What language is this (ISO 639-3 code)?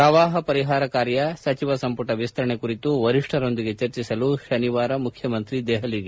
kan